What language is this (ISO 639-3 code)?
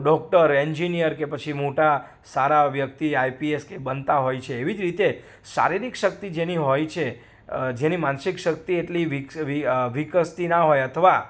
guj